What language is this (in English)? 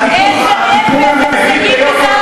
Hebrew